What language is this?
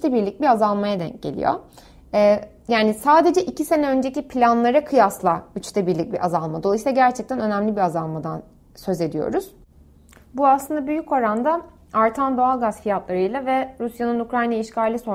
Turkish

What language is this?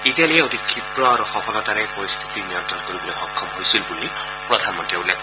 Assamese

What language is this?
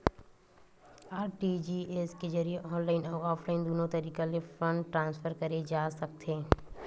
Chhattisgarhi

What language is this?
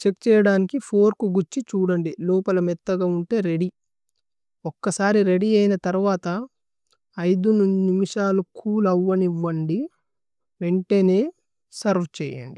Tulu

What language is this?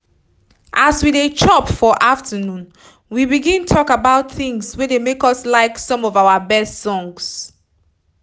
Nigerian Pidgin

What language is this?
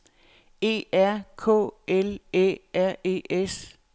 Danish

